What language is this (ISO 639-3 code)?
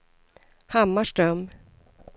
swe